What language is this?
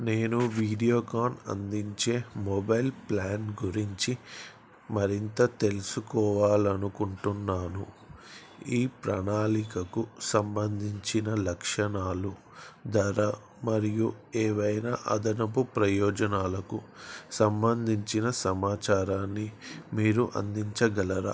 Telugu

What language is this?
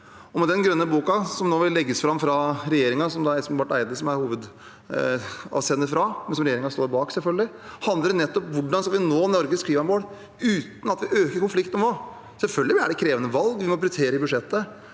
Norwegian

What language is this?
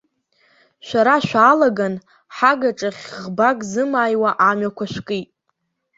Abkhazian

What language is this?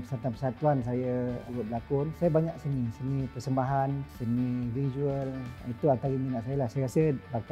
Malay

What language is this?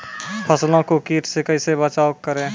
Maithili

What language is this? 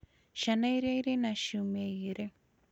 Kikuyu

